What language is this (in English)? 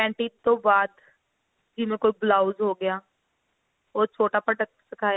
Punjabi